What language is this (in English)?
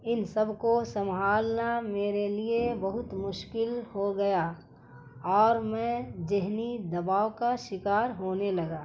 Urdu